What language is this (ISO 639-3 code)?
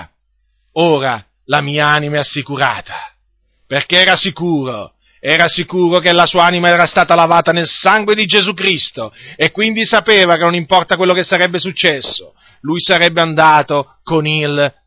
ita